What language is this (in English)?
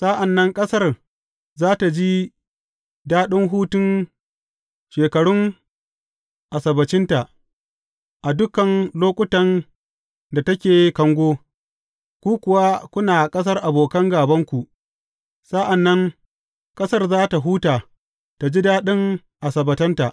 Hausa